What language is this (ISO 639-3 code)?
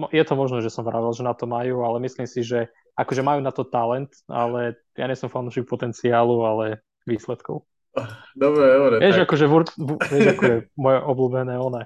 slk